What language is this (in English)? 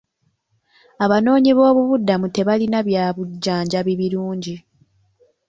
Ganda